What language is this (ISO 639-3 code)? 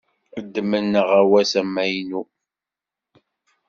kab